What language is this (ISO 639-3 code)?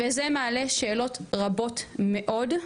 heb